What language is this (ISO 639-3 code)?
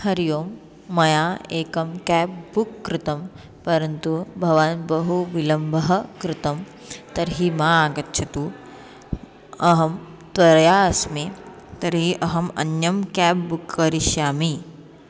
san